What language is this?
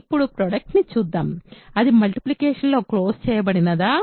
Telugu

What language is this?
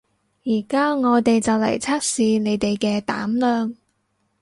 Cantonese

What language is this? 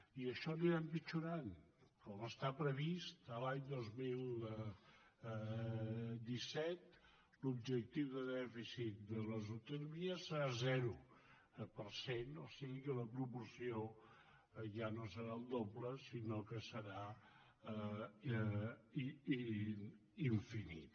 Catalan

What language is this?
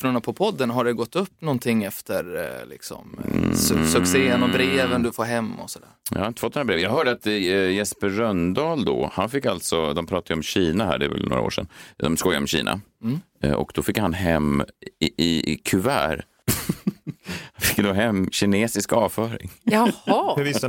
Swedish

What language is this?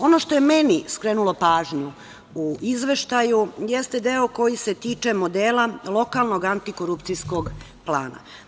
Serbian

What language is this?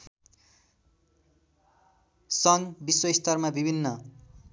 Nepali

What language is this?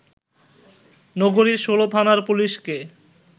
Bangla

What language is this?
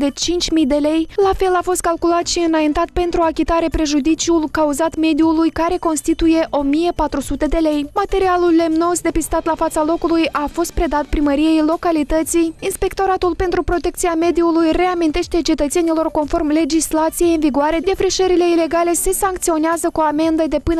Romanian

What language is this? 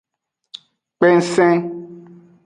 Aja (Benin)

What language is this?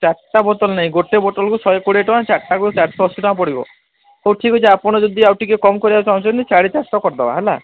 Odia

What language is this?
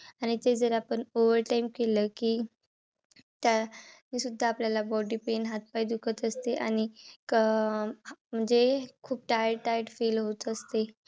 Marathi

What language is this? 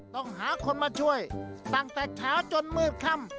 Thai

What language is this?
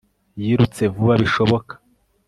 Kinyarwanda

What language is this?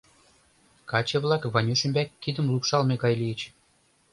Mari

